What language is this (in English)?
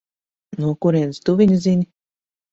Latvian